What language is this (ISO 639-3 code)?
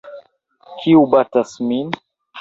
epo